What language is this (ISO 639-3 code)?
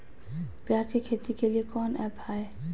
mag